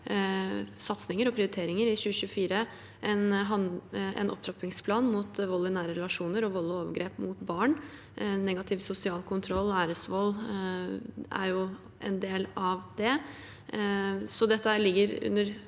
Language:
Norwegian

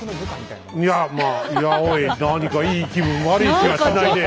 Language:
Japanese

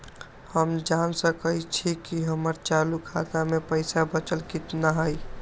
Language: Magahi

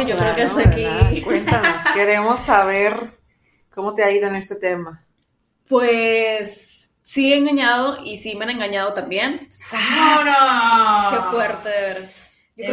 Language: Spanish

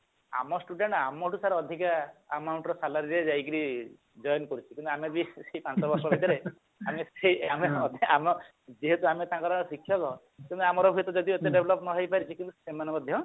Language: Odia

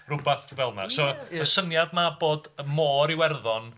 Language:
Welsh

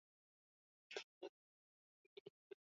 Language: Swahili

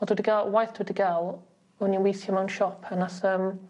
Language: Welsh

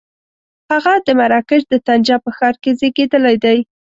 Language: Pashto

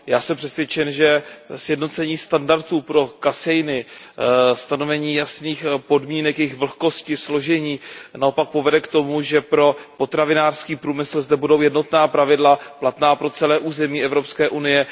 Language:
Czech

